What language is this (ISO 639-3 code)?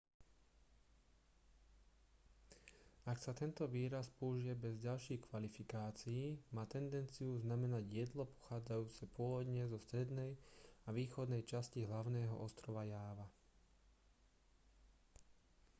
slk